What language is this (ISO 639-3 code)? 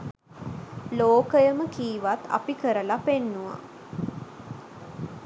sin